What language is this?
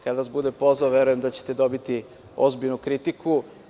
Serbian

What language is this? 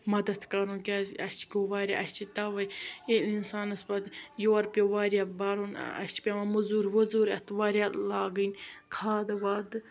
Kashmiri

